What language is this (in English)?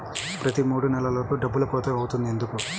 Telugu